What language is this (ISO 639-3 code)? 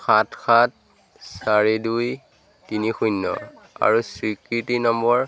asm